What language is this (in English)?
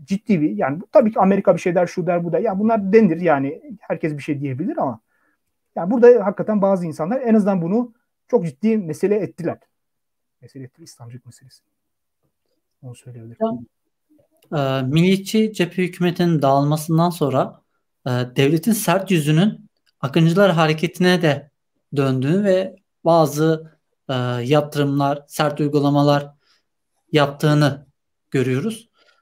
Turkish